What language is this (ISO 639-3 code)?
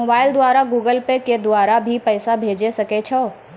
mai